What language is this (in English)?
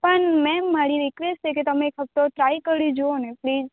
Gujarati